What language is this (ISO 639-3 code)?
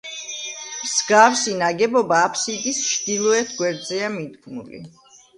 kat